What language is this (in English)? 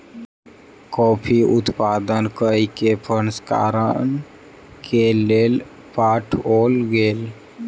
Maithili